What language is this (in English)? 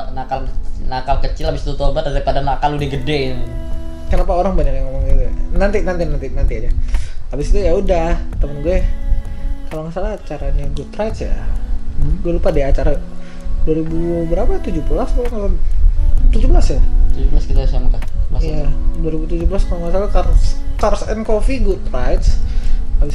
Indonesian